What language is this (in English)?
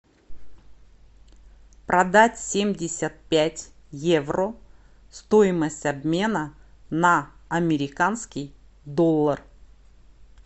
Russian